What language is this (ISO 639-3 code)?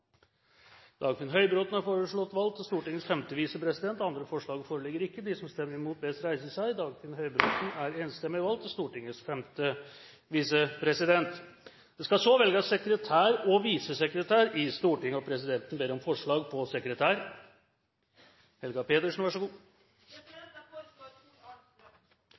nor